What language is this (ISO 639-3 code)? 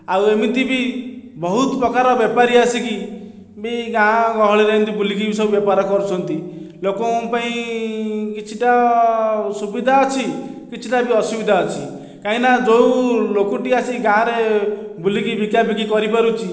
ori